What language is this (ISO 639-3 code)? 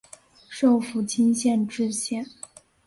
zho